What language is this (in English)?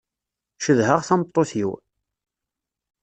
Kabyle